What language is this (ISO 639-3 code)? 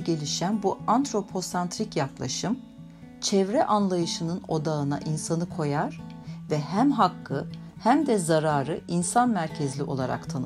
tur